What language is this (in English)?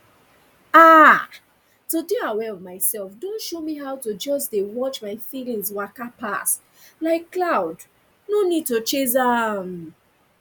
Nigerian Pidgin